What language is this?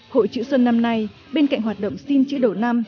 Vietnamese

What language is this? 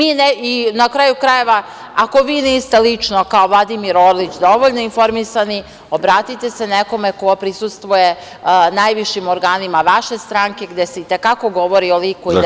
Serbian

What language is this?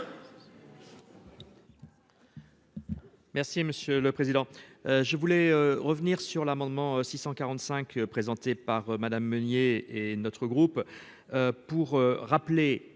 French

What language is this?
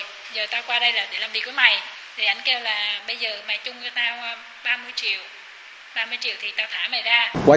Vietnamese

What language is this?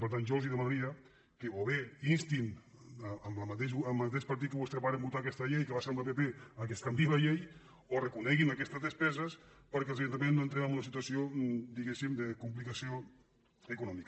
Catalan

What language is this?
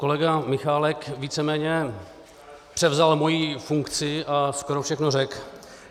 Czech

